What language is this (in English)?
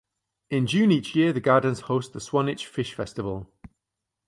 English